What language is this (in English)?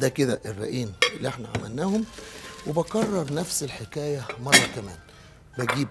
Arabic